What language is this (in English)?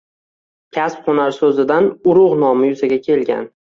Uzbek